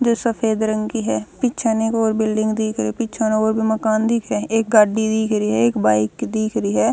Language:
Haryanvi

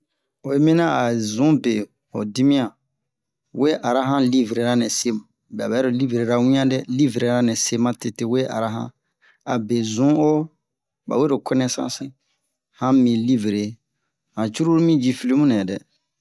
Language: Bomu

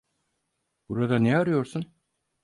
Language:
Turkish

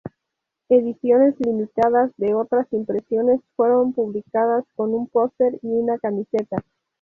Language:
Spanish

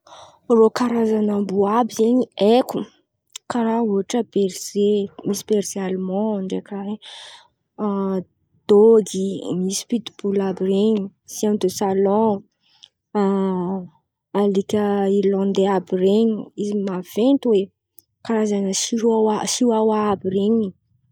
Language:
Antankarana Malagasy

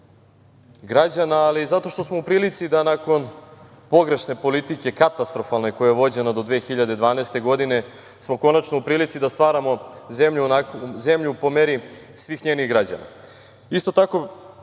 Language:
Serbian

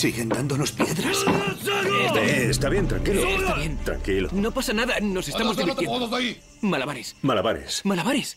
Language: Spanish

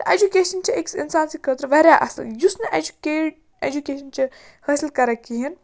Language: Kashmiri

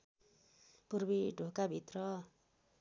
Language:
Nepali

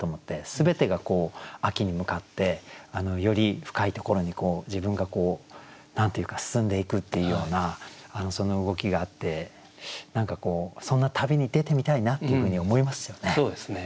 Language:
Japanese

